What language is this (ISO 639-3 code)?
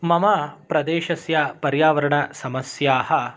san